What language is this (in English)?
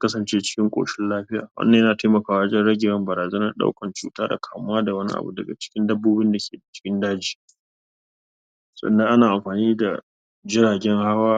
Hausa